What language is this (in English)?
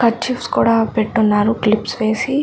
Telugu